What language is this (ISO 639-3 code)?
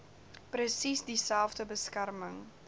afr